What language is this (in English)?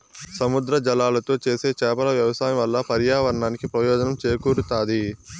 Telugu